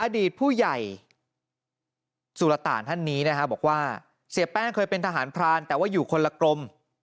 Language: Thai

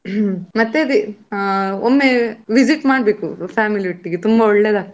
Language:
Kannada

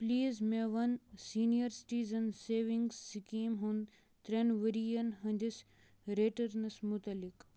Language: Kashmiri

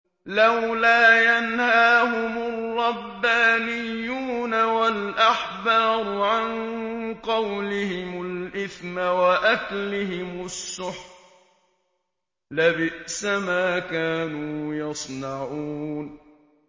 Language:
Arabic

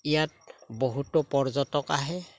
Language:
Assamese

